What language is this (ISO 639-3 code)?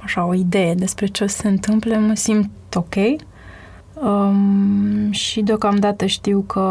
ron